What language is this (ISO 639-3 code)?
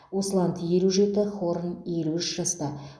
kaz